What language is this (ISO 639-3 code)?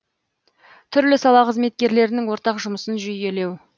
kaz